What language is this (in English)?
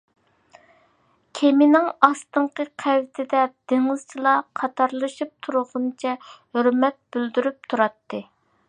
Uyghur